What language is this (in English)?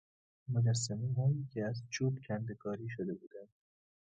Persian